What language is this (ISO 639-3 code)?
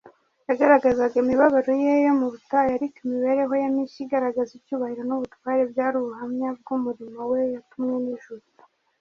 kin